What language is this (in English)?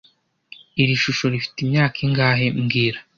Kinyarwanda